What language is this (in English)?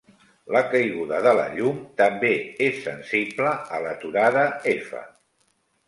Catalan